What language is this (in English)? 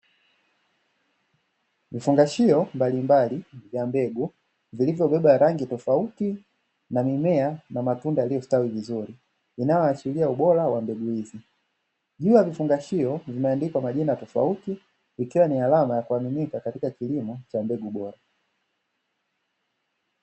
Swahili